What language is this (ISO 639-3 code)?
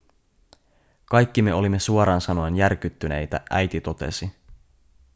fin